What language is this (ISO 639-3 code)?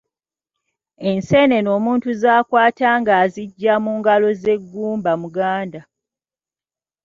lug